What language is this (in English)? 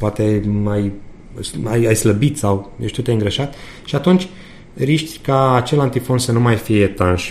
Romanian